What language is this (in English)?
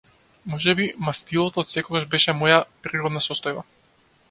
Macedonian